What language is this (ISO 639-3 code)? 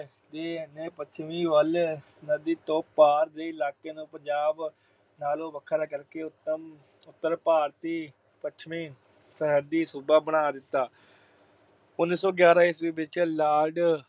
pan